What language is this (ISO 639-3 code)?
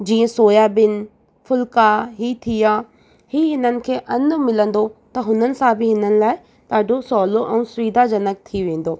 snd